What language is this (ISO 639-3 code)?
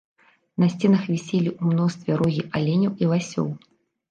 bel